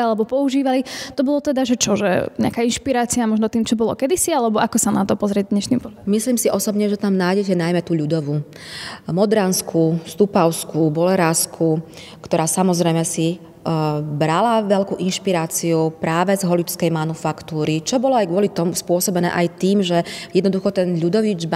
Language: Slovak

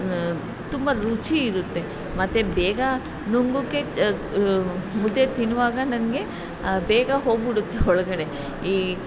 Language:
Kannada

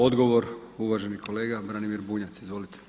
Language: Croatian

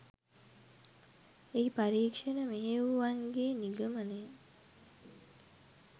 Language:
Sinhala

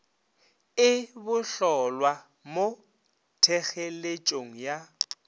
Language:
Northern Sotho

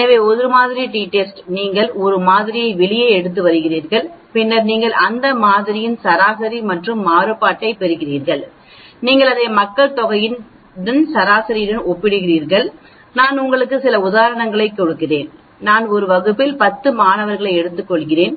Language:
Tamil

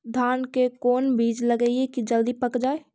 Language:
Magahi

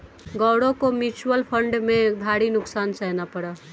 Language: Hindi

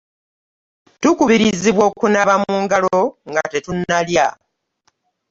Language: Ganda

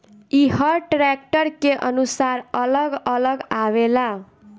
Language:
Bhojpuri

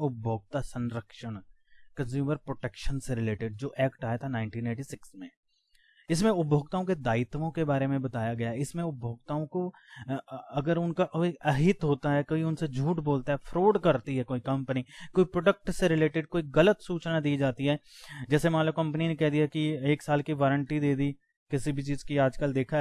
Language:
Hindi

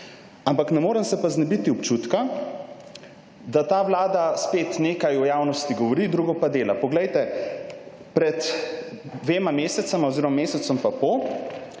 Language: Slovenian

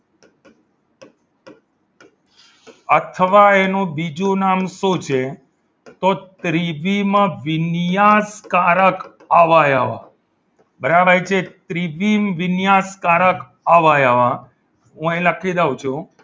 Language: Gujarati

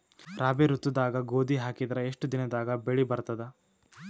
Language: Kannada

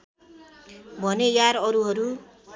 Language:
Nepali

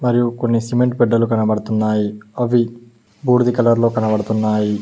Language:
Telugu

